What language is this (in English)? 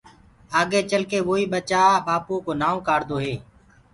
Gurgula